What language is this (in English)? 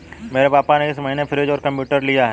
Hindi